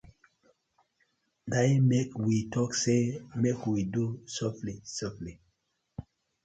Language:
Nigerian Pidgin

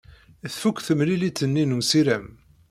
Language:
Kabyle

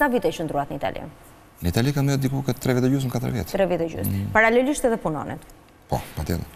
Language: Romanian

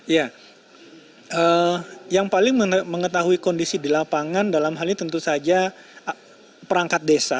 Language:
Indonesian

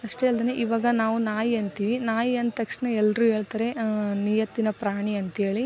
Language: Kannada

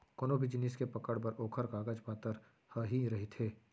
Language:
Chhattisgarhi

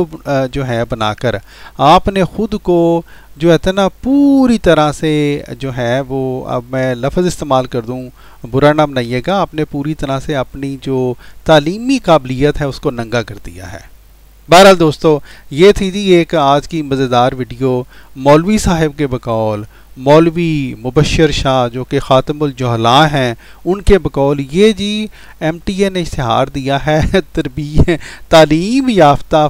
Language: Dutch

